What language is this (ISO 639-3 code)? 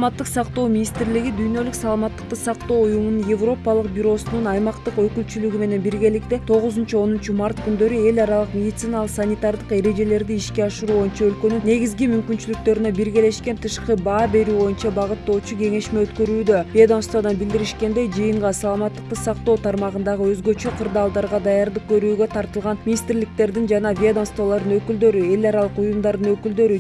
tur